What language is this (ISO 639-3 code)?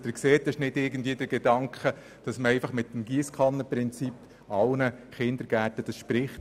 gsw